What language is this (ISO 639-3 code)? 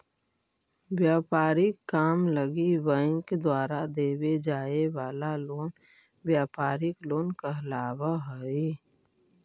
mag